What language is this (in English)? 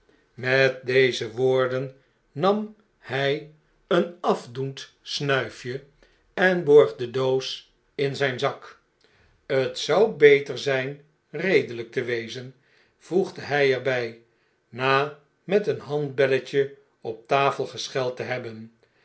Dutch